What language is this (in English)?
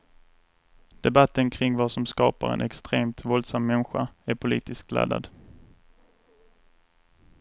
Swedish